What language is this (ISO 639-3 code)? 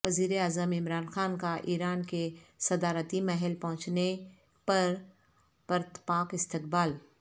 urd